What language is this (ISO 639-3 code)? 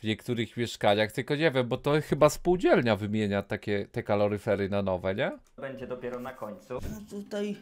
pol